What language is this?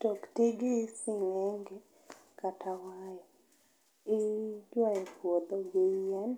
Luo (Kenya and Tanzania)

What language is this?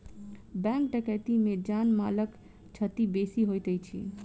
Maithili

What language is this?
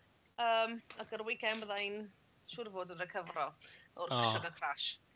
Welsh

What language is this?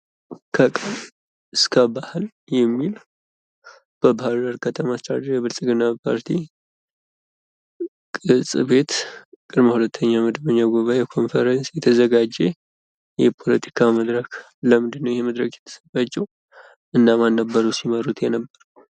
Amharic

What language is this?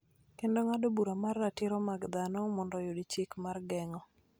Luo (Kenya and Tanzania)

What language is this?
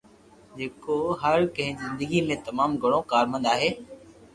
Loarki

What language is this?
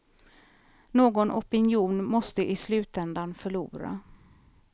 Swedish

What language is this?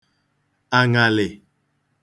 Igbo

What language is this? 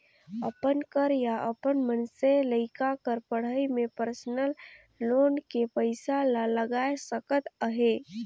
Chhattisgarhi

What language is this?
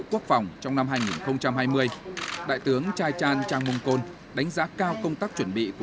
Vietnamese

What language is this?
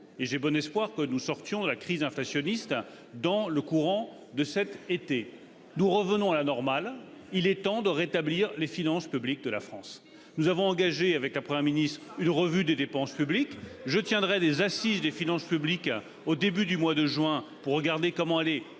French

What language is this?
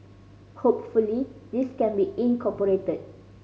English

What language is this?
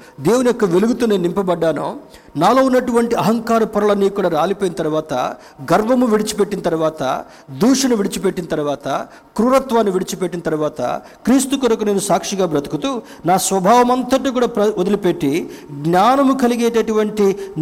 Telugu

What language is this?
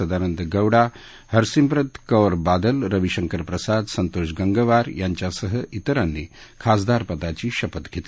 Marathi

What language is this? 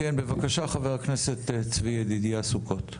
Hebrew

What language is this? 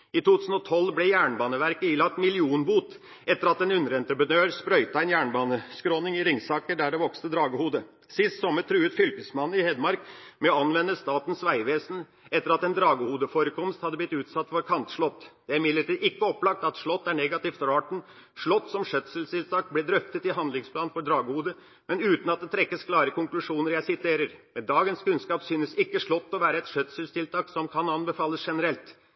Norwegian Bokmål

